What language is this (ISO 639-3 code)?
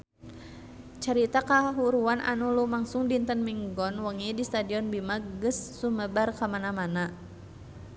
sun